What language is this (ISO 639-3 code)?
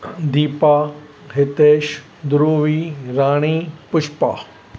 snd